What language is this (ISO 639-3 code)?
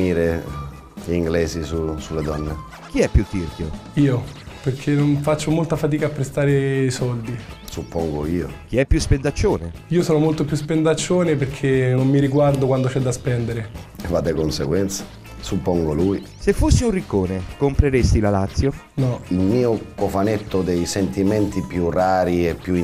ita